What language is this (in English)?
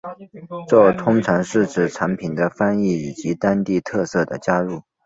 Chinese